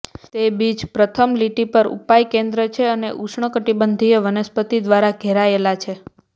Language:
Gujarati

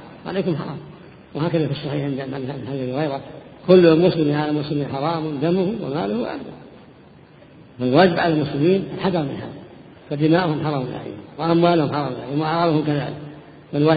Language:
Arabic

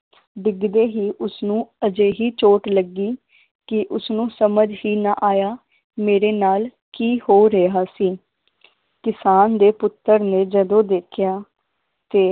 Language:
Punjabi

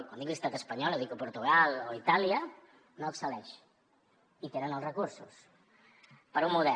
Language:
Catalan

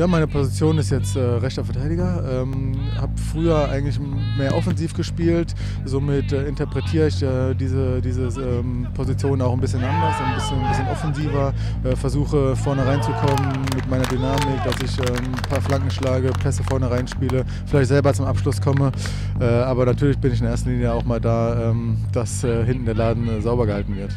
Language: German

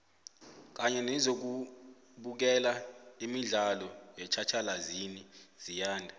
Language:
South Ndebele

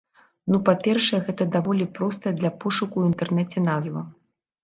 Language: Belarusian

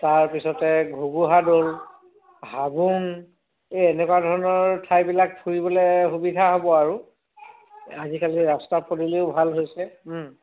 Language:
Assamese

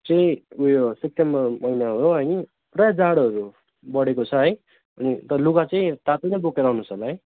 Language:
Nepali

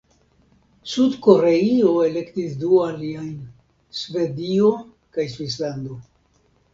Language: Esperanto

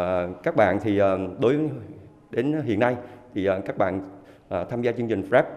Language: Vietnamese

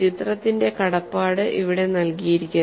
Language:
Malayalam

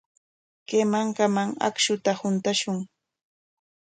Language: Corongo Ancash Quechua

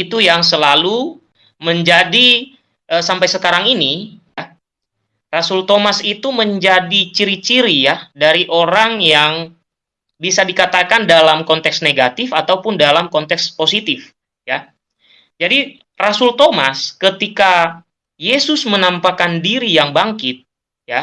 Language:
Indonesian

